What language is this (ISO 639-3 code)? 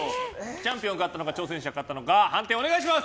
jpn